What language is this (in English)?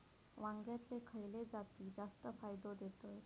Marathi